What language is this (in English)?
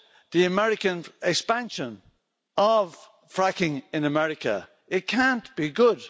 English